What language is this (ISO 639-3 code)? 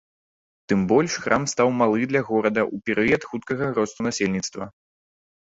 bel